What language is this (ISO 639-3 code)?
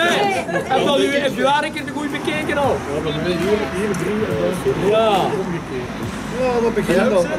nld